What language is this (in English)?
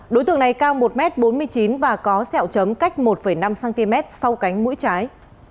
Vietnamese